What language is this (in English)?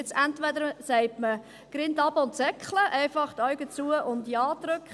Swiss German